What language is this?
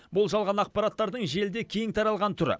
Kazakh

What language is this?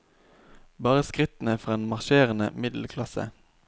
Norwegian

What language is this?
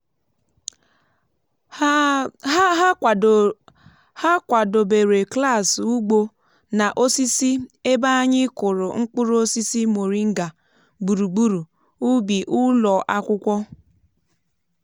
Igbo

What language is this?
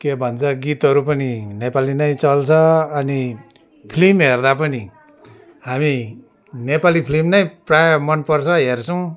Nepali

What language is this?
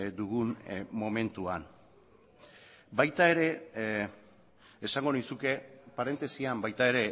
Basque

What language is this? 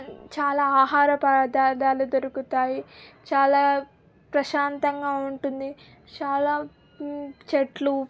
Telugu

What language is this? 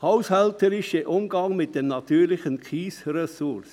Swiss German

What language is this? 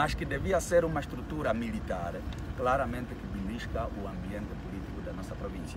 Portuguese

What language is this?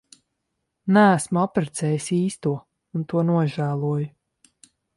Latvian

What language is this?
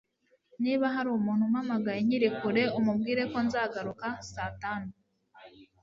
Kinyarwanda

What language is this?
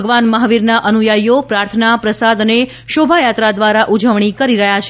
Gujarati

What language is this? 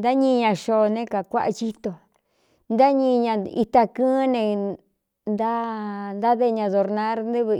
Cuyamecalco Mixtec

